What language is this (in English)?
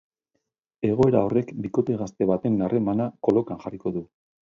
Basque